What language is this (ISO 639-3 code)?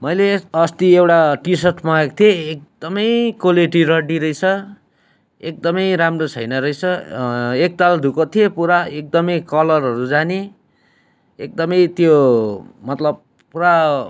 nep